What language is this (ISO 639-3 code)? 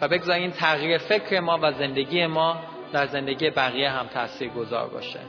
fas